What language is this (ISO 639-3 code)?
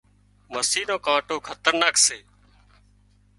kxp